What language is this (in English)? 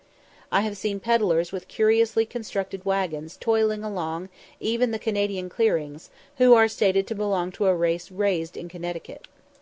English